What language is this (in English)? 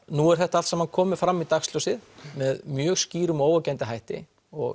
Icelandic